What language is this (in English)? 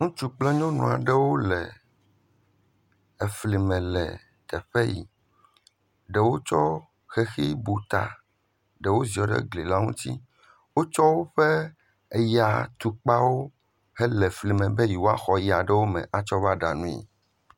Ewe